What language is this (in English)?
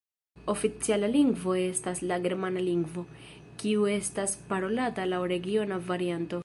Esperanto